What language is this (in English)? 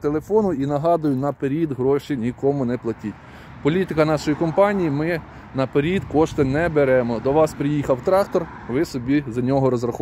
Ukrainian